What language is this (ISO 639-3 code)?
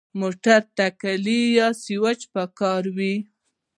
pus